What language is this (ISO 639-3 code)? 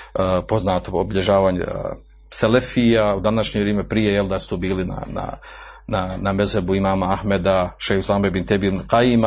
hrv